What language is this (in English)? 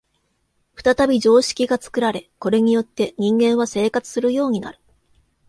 Japanese